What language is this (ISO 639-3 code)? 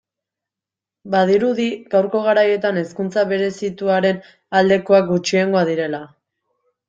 eus